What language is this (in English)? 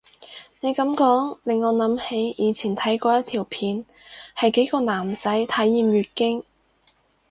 Cantonese